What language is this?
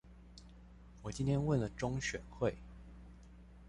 Chinese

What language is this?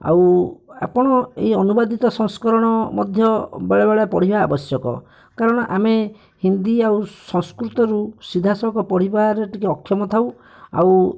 Odia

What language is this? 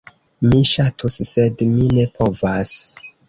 Esperanto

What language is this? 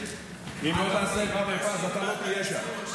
Hebrew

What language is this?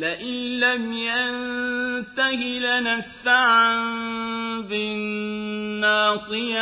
Arabic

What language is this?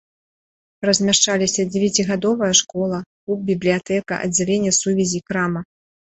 Belarusian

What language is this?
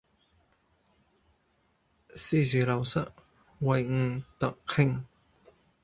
Cantonese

